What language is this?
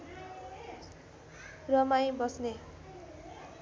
Nepali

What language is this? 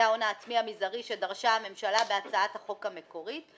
Hebrew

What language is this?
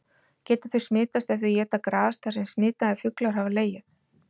Icelandic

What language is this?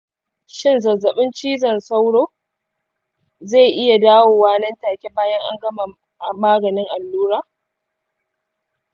Hausa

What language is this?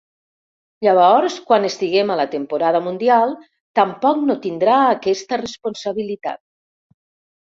Catalan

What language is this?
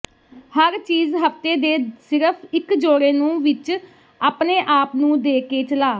Punjabi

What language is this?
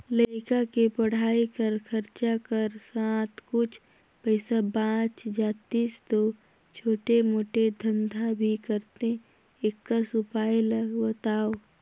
Chhattisgarhi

